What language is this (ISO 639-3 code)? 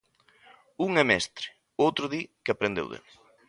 glg